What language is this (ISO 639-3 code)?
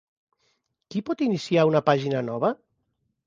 cat